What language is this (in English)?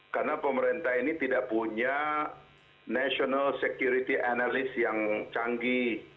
Indonesian